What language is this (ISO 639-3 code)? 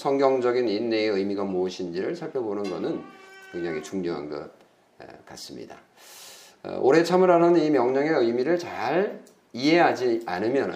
kor